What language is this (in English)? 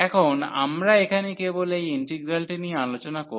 Bangla